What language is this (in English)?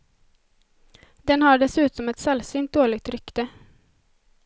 Swedish